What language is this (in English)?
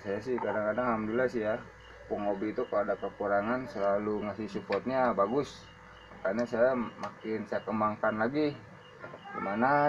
Indonesian